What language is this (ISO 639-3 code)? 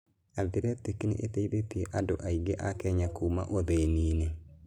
kik